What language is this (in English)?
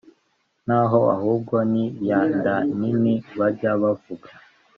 Kinyarwanda